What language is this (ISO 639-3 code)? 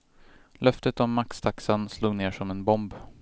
swe